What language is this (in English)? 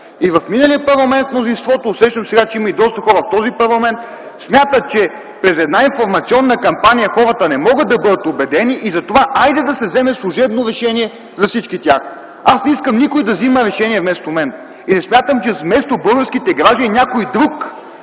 Bulgarian